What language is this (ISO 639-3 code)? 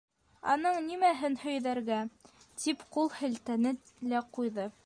bak